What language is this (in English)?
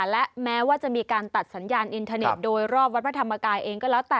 Thai